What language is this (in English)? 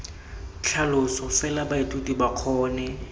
Tswana